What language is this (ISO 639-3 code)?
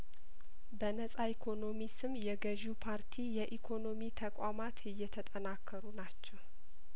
amh